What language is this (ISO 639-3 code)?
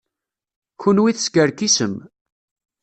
kab